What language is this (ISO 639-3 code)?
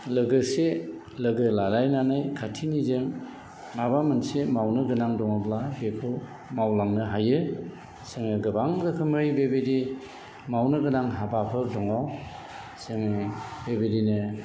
brx